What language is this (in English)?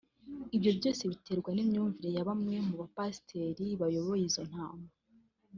Kinyarwanda